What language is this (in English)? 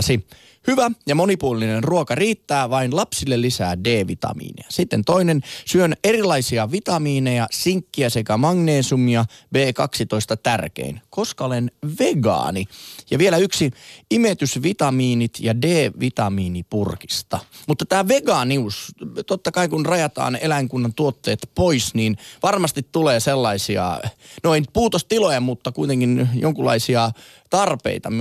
Finnish